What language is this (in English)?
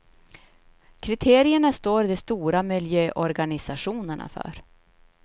Swedish